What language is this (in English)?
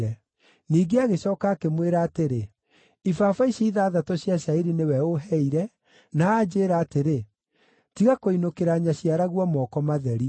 Kikuyu